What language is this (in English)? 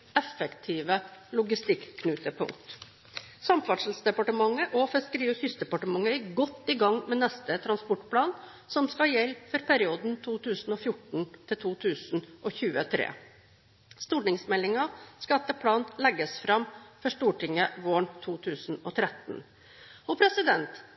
Norwegian Bokmål